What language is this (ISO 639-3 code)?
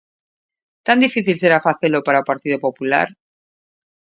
glg